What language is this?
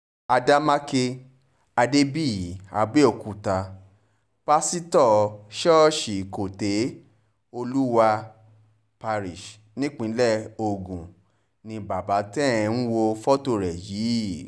Yoruba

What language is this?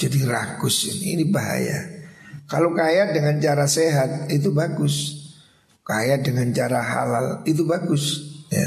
Indonesian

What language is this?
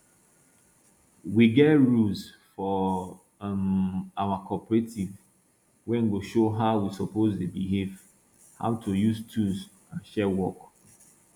Nigerian Pidgin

